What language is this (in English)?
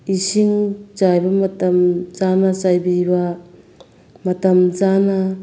Manipuri